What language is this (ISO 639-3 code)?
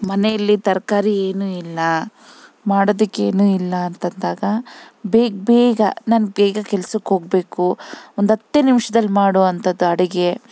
kan